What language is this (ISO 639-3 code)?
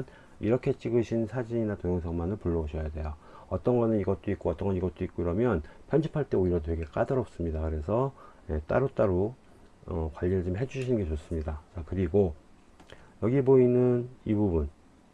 kor